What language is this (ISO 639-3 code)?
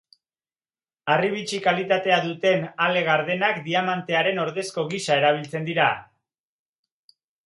eus